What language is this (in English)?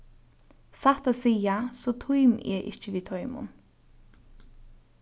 Faroese